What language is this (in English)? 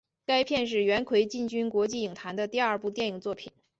Chinese